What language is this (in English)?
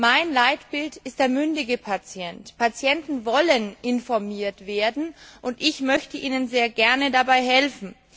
German